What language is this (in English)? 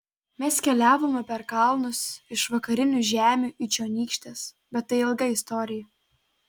Lithuanian